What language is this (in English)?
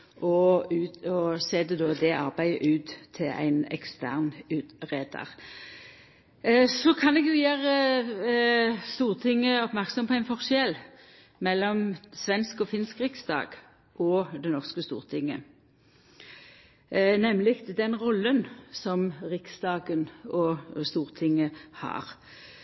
Norwegian Nynorsk